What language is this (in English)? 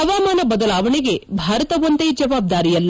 Kannada